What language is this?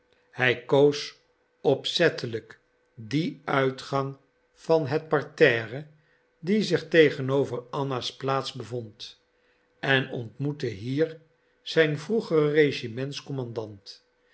Dutch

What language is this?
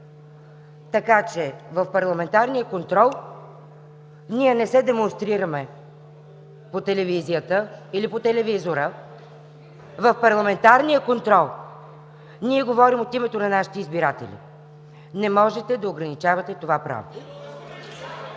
Bulgarian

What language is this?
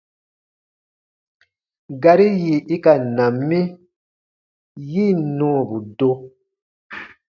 Baatonum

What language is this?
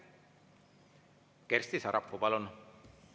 Estonian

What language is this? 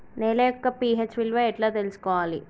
Telugu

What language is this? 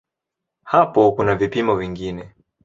Swahili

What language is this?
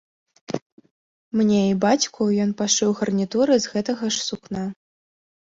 Belarusian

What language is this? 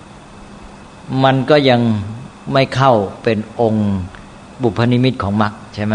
Thai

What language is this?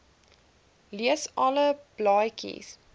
Afrikaans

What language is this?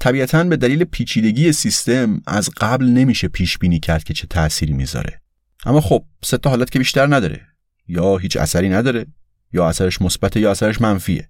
Persian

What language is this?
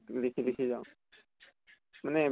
Assamese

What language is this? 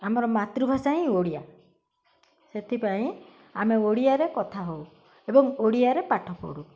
Odia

